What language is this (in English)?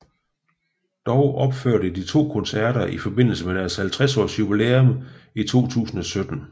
Danish